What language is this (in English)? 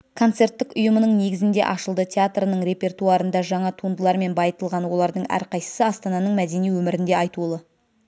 Kazakh